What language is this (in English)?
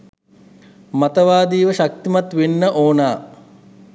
Sinhala